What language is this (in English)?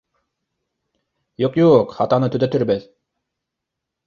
Bashkir